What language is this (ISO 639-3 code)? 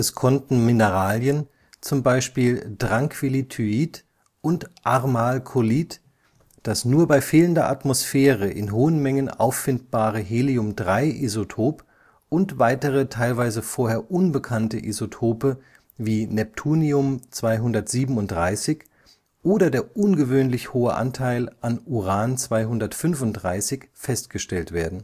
deu